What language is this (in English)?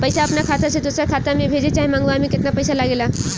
Bhojpuri